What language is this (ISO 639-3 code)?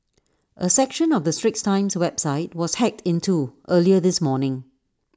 eng